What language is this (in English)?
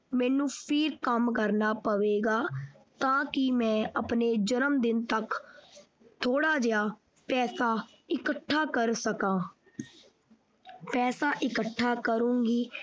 Punjabi